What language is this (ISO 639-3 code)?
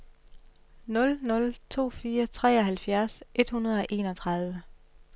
dan